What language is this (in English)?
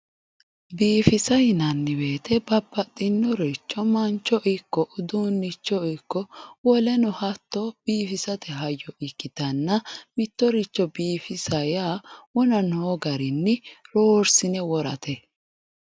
Sidamo